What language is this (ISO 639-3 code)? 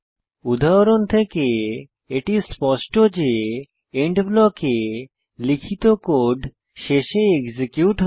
ben